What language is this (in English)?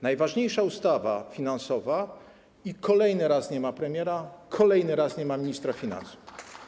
Polish